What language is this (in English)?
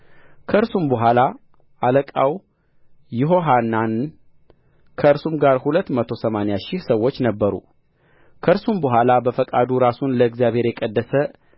Amharic